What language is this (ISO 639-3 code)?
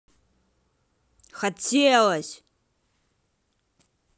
rus